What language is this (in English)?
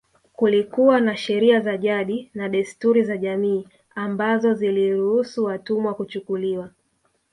Swahili